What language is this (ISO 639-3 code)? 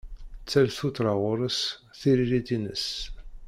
kab